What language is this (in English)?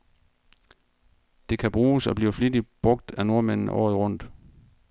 Danish